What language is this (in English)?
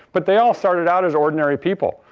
English